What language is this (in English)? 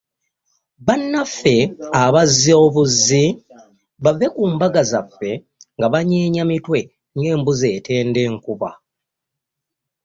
Ganda